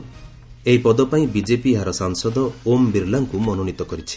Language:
Odia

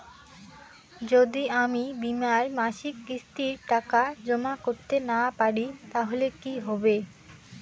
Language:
Bangla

